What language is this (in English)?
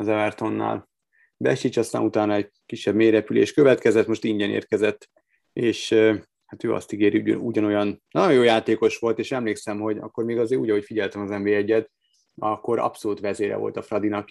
Hungarian